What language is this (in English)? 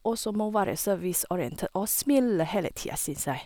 Norwegian